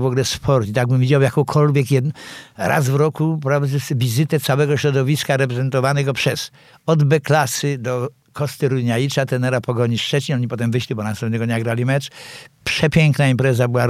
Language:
Polish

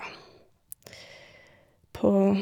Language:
Norwegian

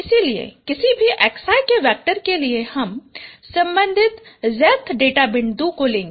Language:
Hindi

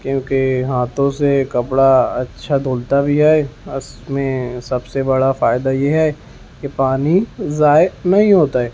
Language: Urdu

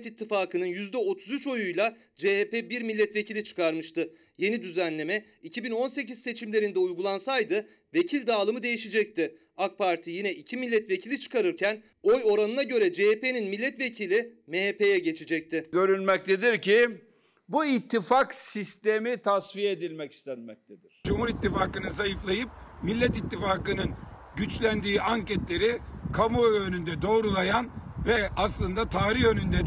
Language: Turkish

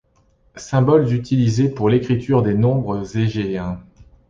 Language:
French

